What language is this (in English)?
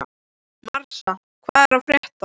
Icelandic